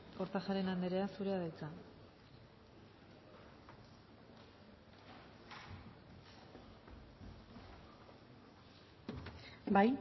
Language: Basque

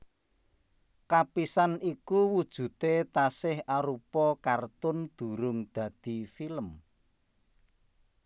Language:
Javanese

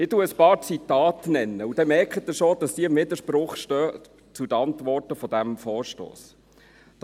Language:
Swiss German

